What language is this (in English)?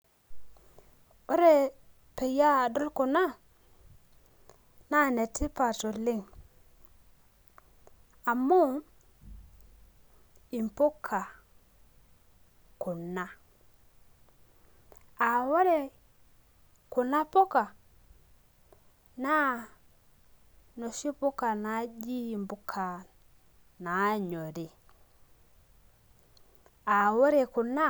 Masai